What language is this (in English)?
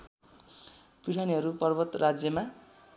Nepali